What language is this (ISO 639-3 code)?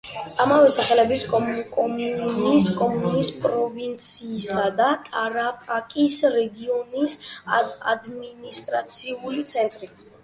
kat